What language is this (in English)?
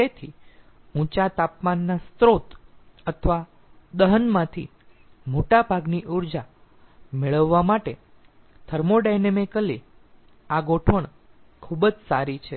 Gujarati